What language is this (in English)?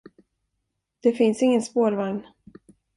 Swedish